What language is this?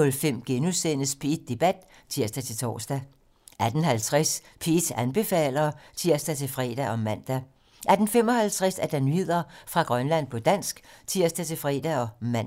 Danish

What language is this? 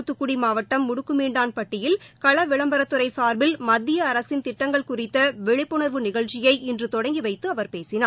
Tamil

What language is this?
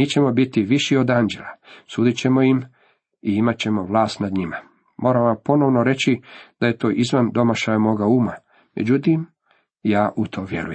Croatian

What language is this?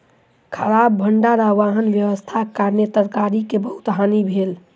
Maithili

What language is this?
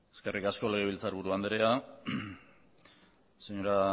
Basque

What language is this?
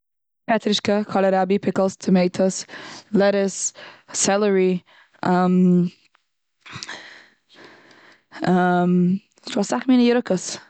Yiddish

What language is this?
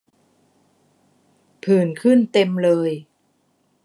Thai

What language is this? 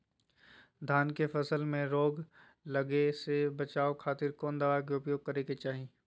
Magahi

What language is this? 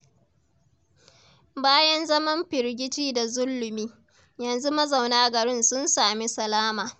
Hausa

